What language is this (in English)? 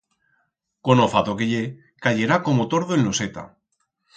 Aragonese